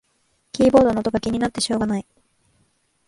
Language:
Japanese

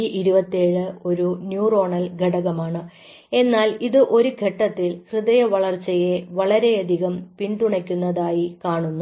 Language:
Malayalam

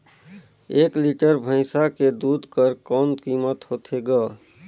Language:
Chhattisgarhi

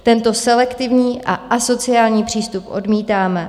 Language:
Czech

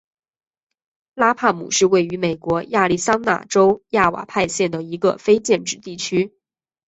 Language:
Chinese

